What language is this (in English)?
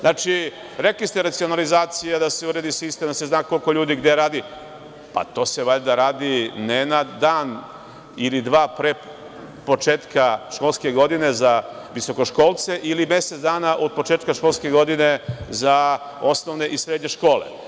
Serbian